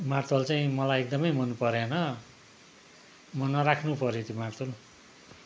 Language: Nepali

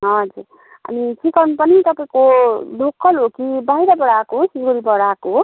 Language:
Nepali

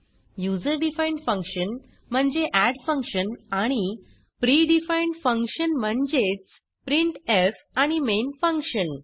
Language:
Marathi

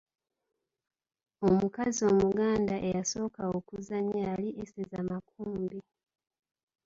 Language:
Ganda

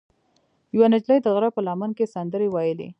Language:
Pashto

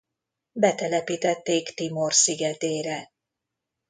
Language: Hungarian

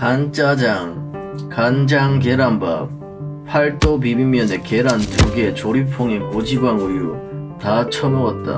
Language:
Korean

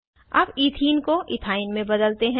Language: Hindi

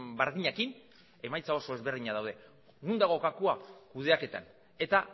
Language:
Basque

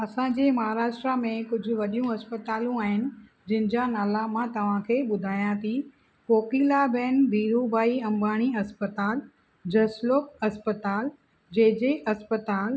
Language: Sindhi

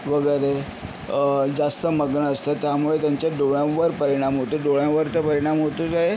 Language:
Marathi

